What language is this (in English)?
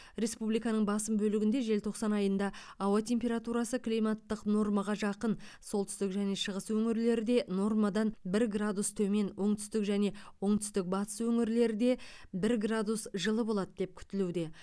Kazakh